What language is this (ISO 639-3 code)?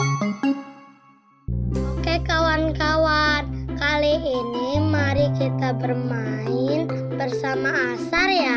ind